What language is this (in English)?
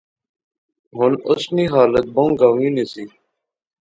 Pahari-Potwari